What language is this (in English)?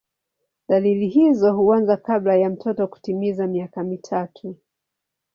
Swahili